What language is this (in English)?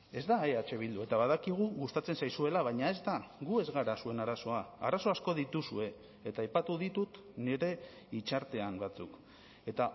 Basque